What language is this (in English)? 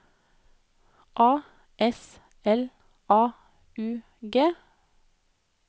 Norwegian